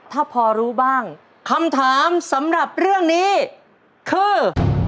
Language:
Thai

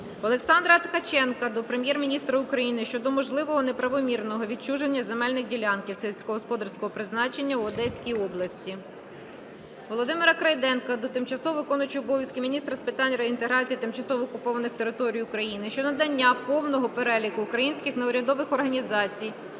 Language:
Ukrainian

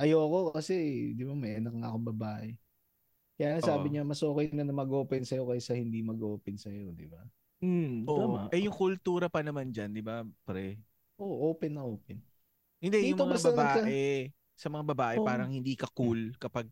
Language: Filipino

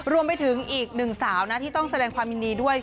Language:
Thai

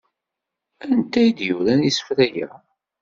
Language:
Kabyle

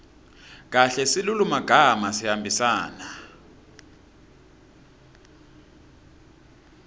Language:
Swati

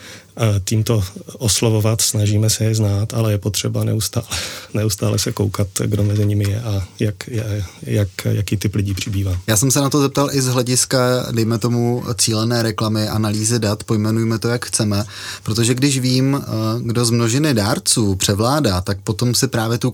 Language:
Czech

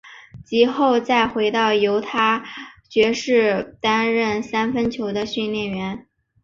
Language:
Chinese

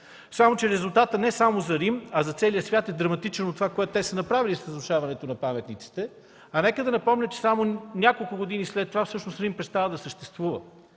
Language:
Bulgarian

